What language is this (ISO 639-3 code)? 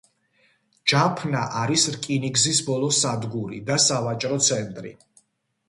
kat